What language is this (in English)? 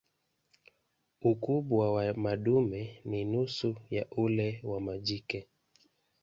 Swahili